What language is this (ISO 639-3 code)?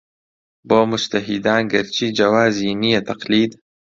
ckb